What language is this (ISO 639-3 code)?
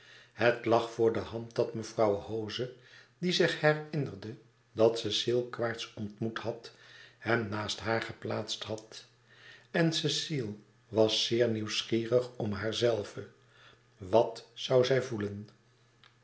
nld